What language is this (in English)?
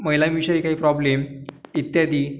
Marathi